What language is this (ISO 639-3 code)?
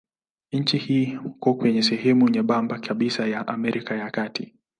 swa